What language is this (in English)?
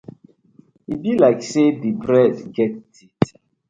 Nigerian Pidgin